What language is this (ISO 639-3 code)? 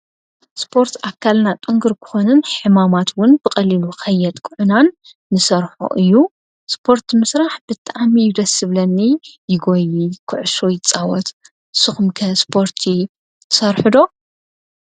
tir